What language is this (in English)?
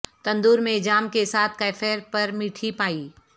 Urdu